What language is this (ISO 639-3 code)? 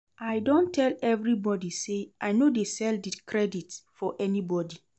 pcm